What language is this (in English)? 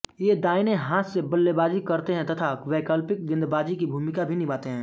Hindi